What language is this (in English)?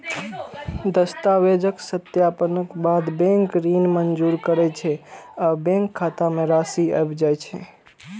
Maithili